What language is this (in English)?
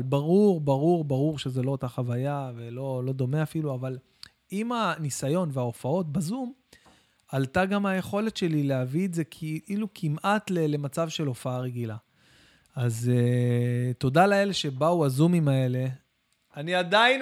Hebrew